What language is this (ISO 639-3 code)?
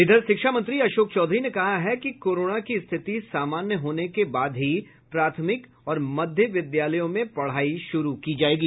hin